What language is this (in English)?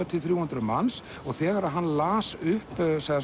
Icelandic